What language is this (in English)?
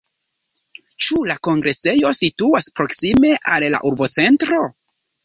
Esperanto